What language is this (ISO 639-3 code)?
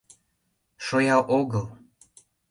chm